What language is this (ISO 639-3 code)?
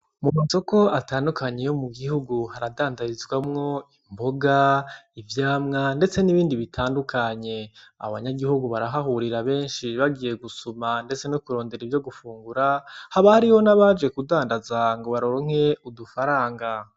run